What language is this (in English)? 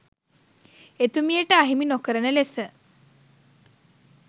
Sinhala